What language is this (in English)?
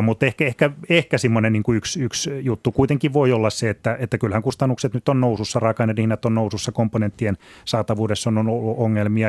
Finnish